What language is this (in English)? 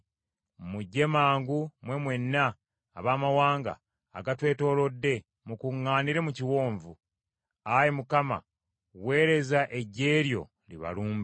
Ganda